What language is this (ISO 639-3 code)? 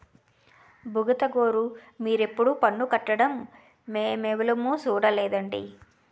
tel